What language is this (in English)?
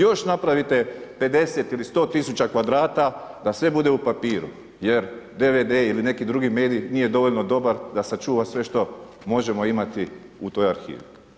Croatian